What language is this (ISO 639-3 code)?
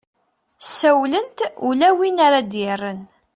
kab